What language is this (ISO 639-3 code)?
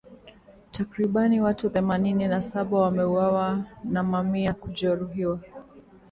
swa